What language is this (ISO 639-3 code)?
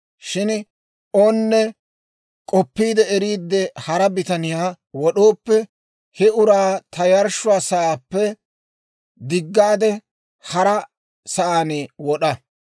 dwr